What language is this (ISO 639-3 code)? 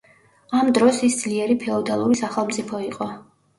kat